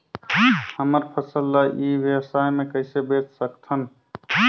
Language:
Chhattisgarhi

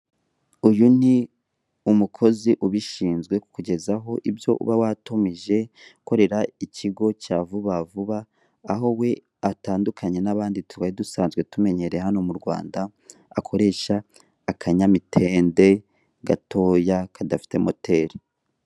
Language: Kinyarwanda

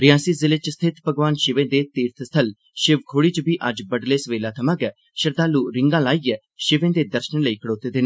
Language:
Dogri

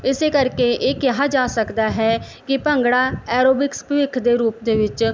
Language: Punjabi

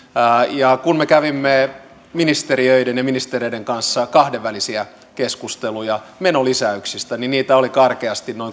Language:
Finnish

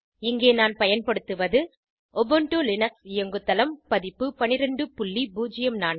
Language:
Tamil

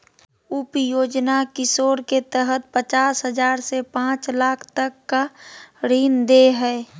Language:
Magahi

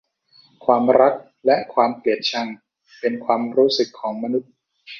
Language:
Thai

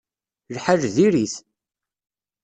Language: Kabyle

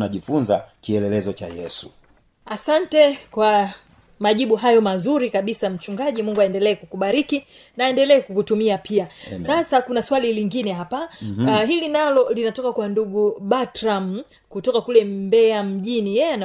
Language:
Swahili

